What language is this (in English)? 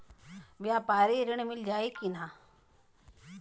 Bhojpuri